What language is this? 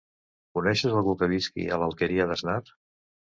Catalan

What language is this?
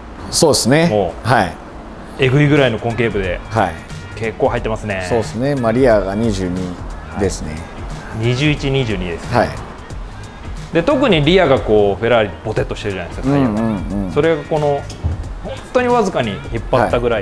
Japanese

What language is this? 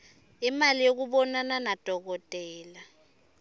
Swati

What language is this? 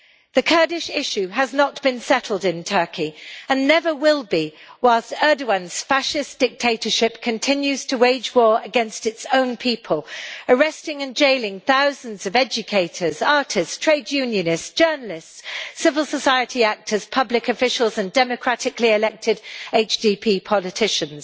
English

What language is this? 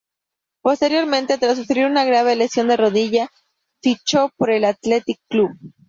Spanish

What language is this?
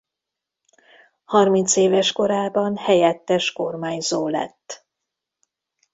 Hungarian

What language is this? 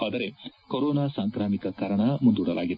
Kannada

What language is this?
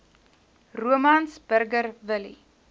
Afrikaans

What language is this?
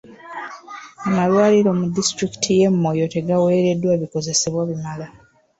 Ganda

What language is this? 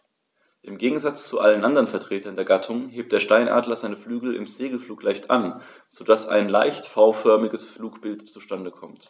German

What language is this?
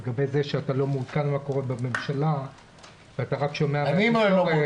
Hebrew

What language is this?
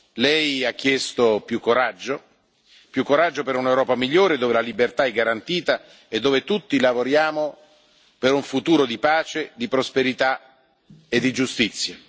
Italian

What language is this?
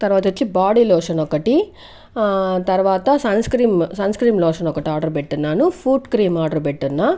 Telugu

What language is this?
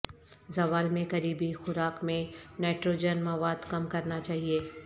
Urdu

